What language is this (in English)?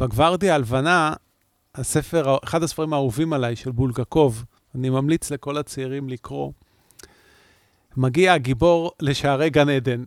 Hebrew